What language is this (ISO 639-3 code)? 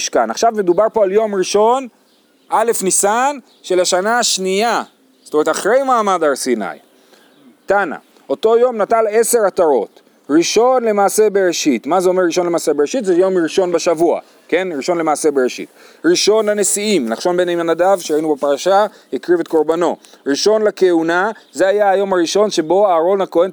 heb